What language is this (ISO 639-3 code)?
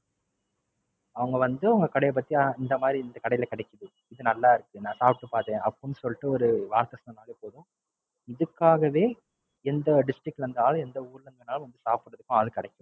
tam